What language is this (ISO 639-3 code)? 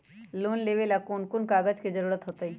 mag